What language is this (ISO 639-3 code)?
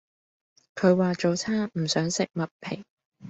yue